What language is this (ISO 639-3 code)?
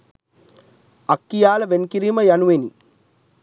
sin